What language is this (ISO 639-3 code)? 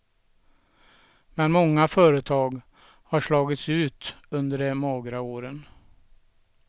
swe